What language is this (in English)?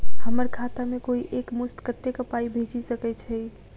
Maithili